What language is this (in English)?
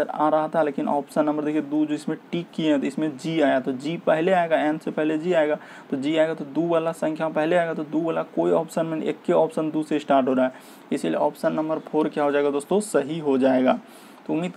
Hindi